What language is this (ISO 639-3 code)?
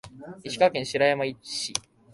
jpn